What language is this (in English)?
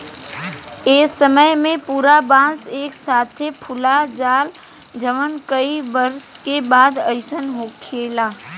Bhojpuri